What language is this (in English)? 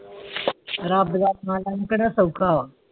Punjabi